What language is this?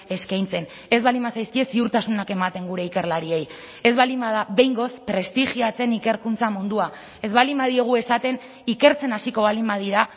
Basque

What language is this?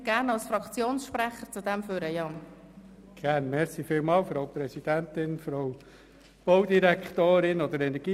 Swiss German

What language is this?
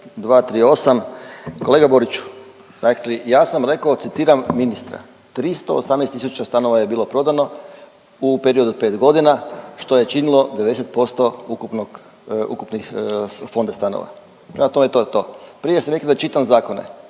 Croatian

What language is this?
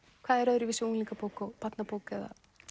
Icelandic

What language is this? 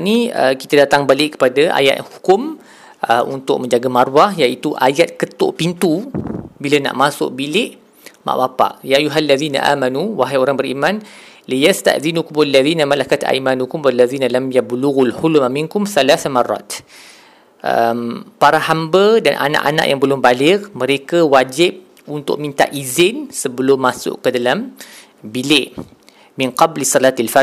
Malay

